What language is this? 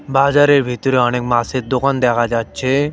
Bangla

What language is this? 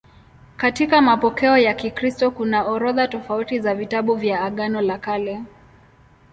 Swahili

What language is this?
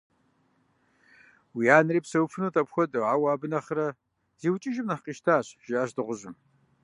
Kabardian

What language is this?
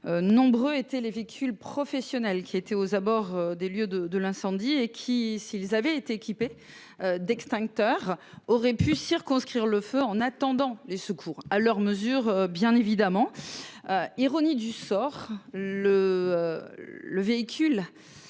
French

